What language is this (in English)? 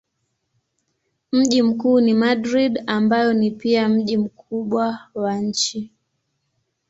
Swahili